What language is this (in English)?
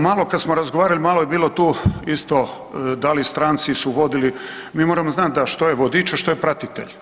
Croatian